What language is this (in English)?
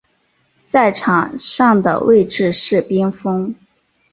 Chinese